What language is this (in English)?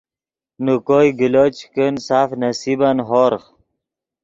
Yidgha